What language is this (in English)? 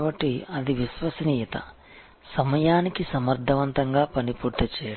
Telugu